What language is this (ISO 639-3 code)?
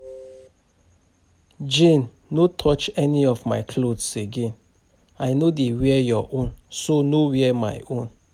pcm